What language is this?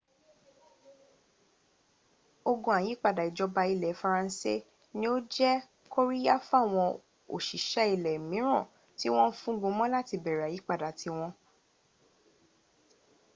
Yoruba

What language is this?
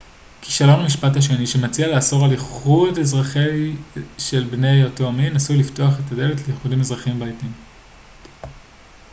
Hebrew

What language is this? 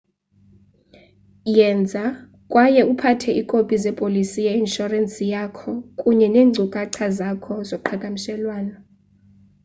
Xhosa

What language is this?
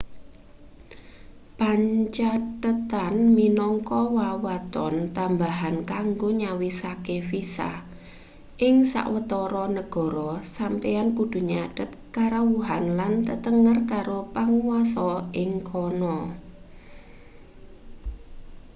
Javanese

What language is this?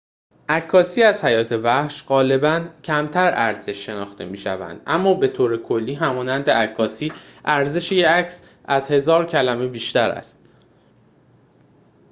Persian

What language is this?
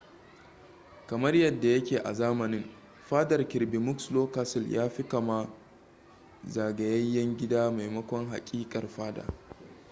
Hausa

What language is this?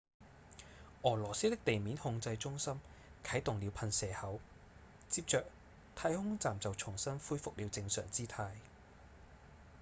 Cantonese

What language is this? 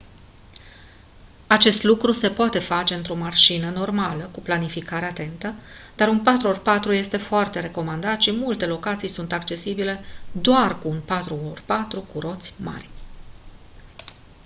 Romanian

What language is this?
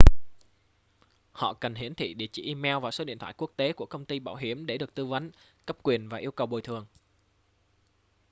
Vietnamese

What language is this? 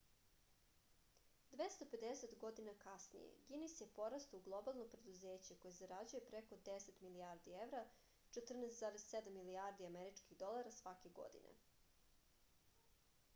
Serbian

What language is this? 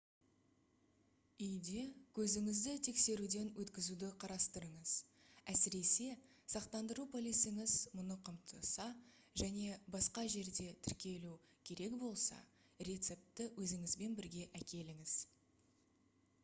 Kazakh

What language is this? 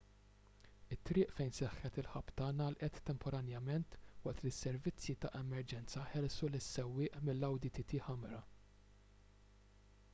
Maltese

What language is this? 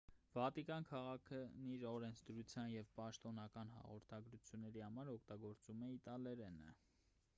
Armenian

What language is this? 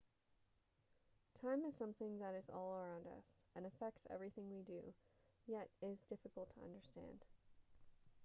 English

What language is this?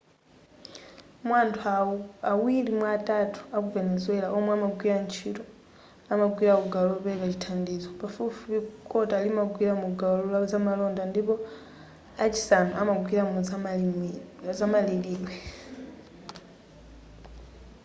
Nyanja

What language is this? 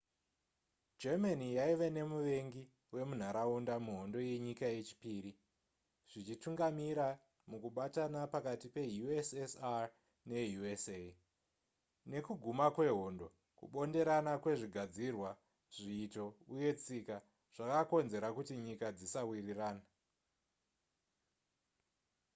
Shona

